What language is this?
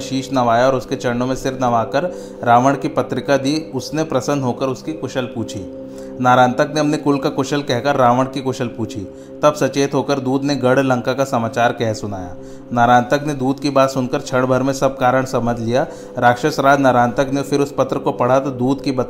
Hindi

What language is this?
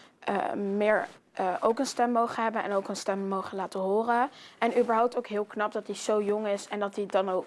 Dutch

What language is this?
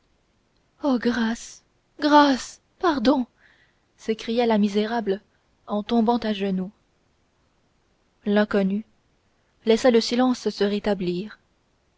French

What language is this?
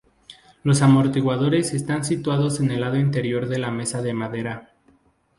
Spanish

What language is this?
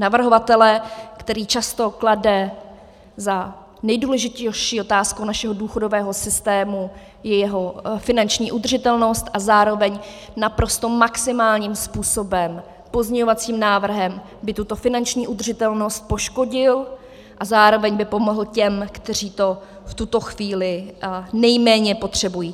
Czech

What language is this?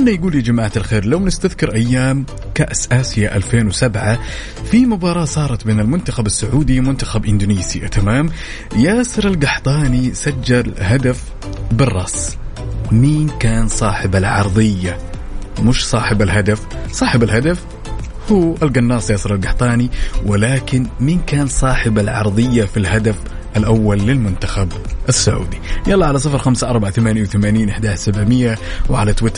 Arabic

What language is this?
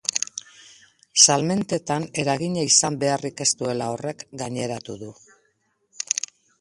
Basque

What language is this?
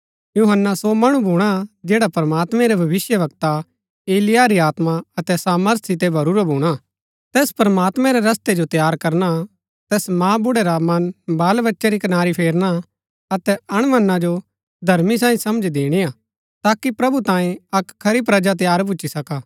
Gaddi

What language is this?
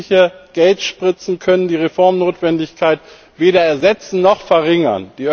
German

